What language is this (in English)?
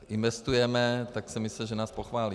Czech